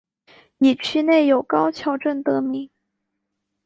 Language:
Chinese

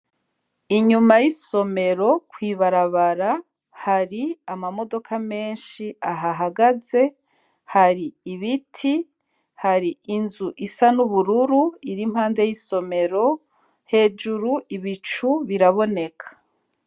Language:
Rundi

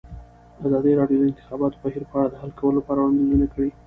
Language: Pashto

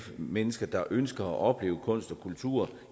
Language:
Danish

